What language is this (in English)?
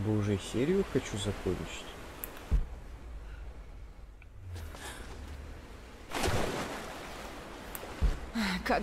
Russian